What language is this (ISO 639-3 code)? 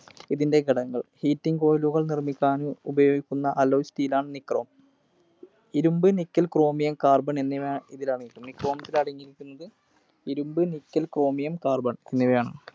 mal